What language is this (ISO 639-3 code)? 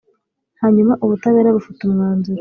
kin